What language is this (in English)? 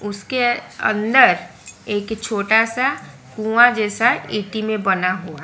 Hindi